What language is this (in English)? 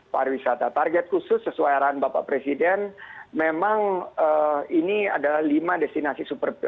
Indonesian